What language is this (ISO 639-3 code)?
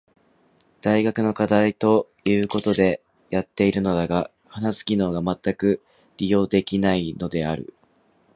jpn